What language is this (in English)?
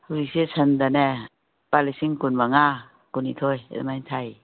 Manipuri